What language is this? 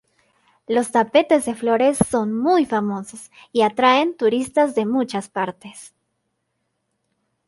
Spanish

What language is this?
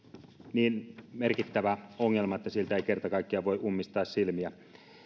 Finnish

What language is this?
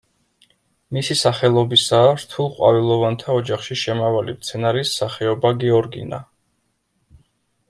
Georgian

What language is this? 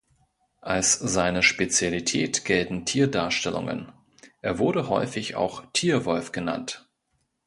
German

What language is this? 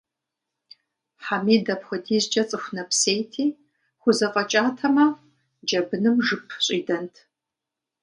Kabardian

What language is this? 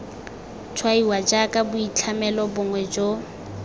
Tswana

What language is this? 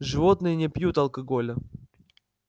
Russian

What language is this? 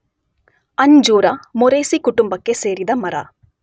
Kannada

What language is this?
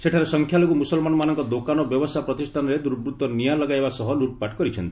Odia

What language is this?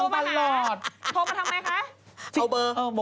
Thai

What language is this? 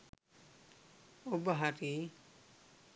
Sinhala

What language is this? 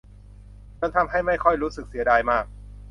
Thai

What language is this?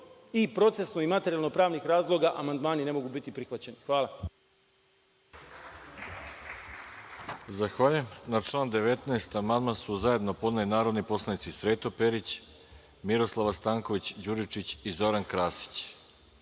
Serbian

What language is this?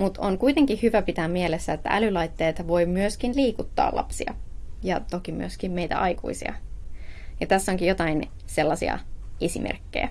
Finnish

